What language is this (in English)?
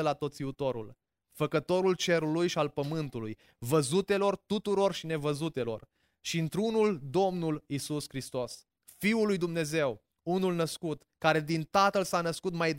Romanian